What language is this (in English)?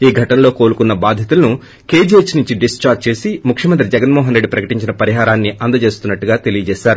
Telugu